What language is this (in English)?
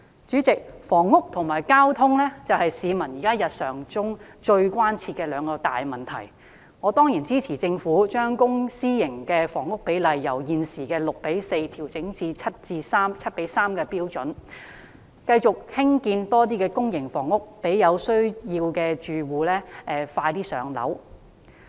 Cantonese